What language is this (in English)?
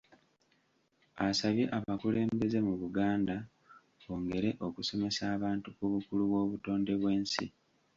Ganda